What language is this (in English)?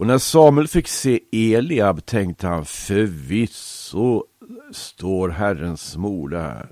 Swedish